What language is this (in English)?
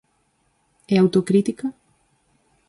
Galician